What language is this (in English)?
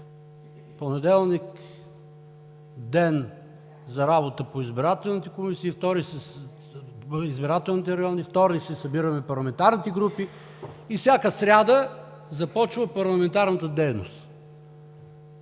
Bulgarian